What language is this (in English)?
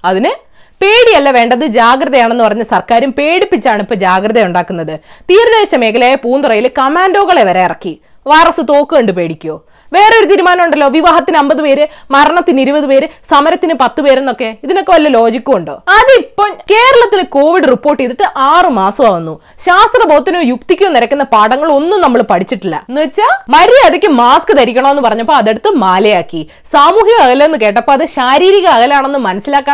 Malayalam